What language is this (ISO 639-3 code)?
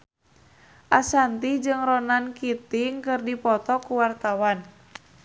sun